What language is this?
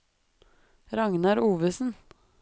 Norwegian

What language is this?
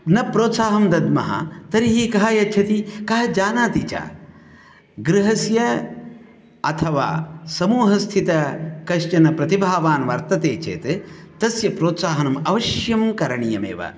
Sanskrit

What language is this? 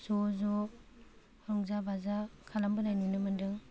Bodo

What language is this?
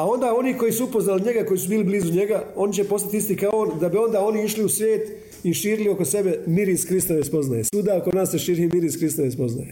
Croatian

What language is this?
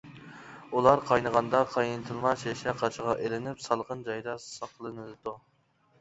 Uyghur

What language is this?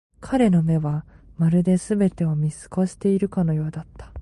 Japanese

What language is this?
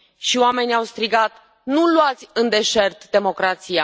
Romanian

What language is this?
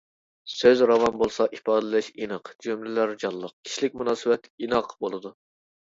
Uyghur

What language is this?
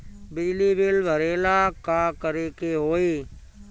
Bhojpuri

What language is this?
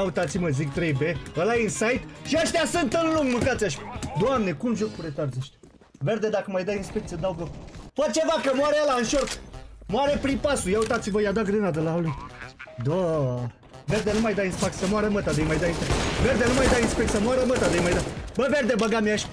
Romanian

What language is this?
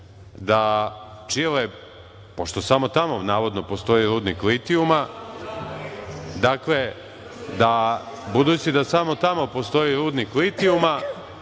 Serbian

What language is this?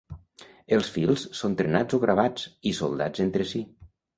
Catalan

